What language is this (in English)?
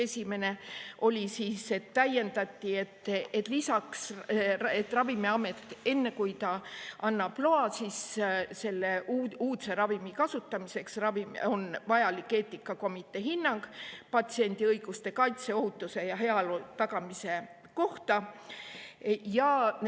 Estonian